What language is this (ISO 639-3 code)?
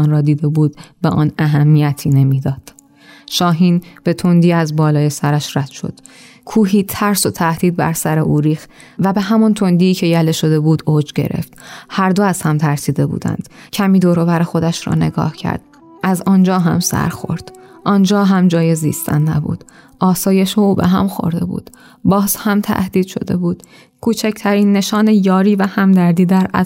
fas